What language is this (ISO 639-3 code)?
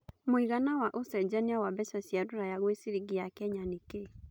kik